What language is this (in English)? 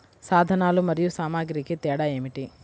Telugu